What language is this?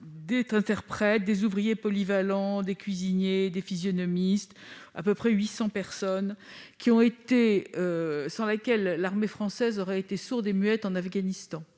French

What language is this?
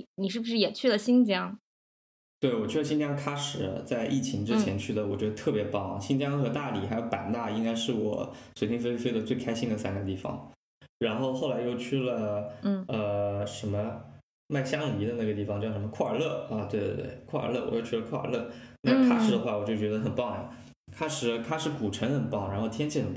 Chinese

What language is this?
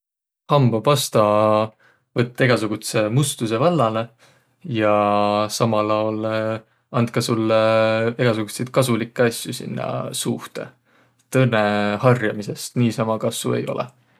Võro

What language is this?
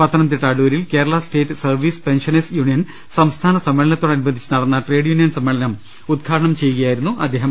Malayalam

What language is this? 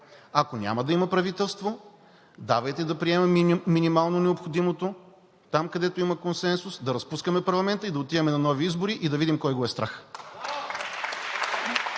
Bulgarian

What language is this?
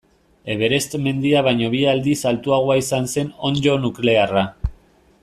Basque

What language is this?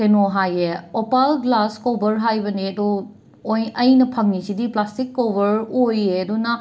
Manipuri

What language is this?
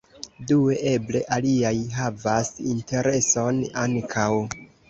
Esperanto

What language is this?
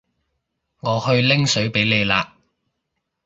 Cantonese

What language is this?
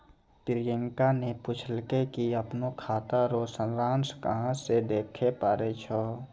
Maithili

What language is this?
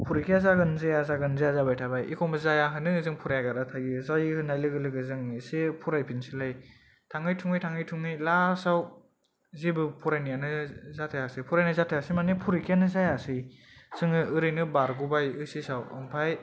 Bodo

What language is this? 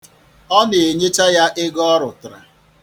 Igbo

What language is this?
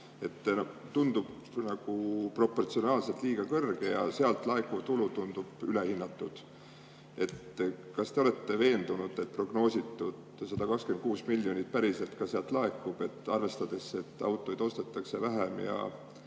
Estonian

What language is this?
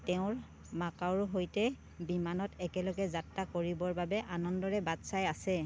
Assamese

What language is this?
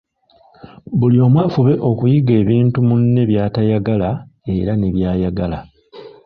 Ganda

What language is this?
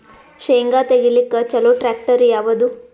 Kannada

